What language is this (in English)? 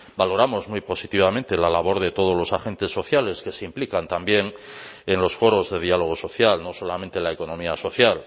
Spanish